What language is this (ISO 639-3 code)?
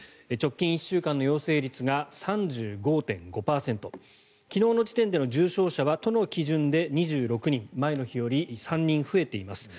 jpn